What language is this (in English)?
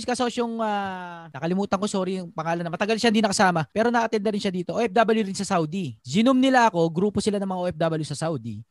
Filipino